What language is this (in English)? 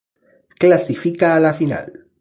Spanish